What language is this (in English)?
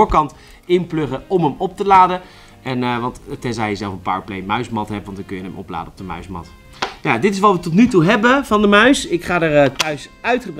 Dutch